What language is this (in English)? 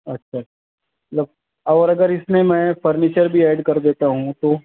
Urdu